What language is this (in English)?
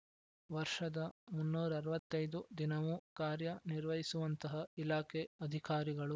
Kannada